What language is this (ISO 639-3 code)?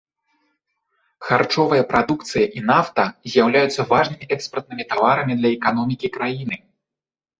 bel